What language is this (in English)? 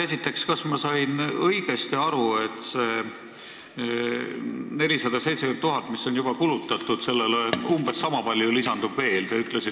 Estonian